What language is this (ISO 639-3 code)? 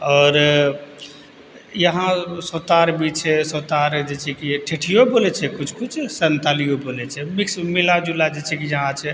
mai